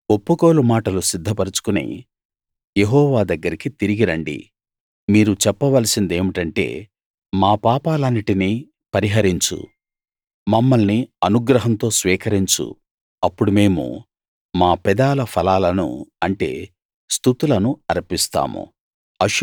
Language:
Telugu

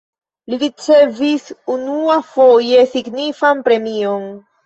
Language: Esperanto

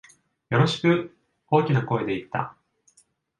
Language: Japanese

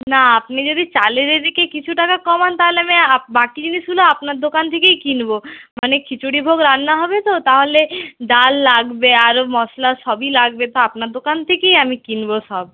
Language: Bangla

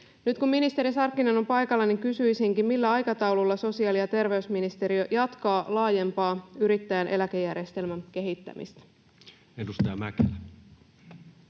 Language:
Finnish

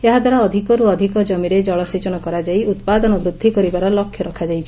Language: Odia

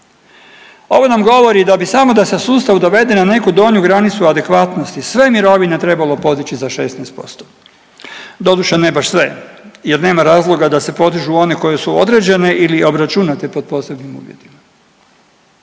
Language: Croatian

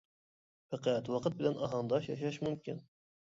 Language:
Uyghur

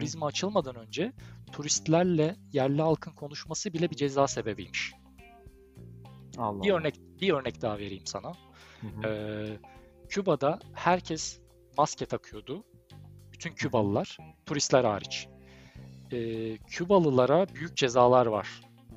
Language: Turkish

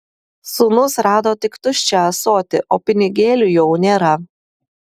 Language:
Lithuanian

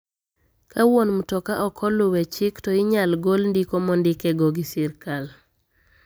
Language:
Luo (Kenya and Tanzania)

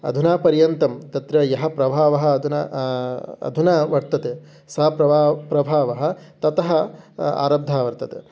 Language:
Sanskrit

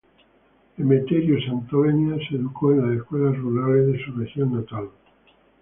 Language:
Spanish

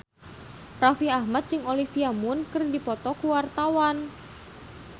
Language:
Sundanese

